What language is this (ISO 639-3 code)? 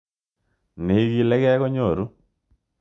kln